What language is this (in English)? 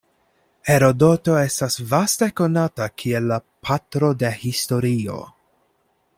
Esperanto